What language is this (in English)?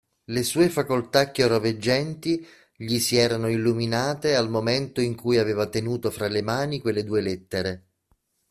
Italian